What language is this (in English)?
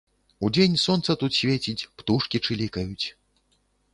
Belarusian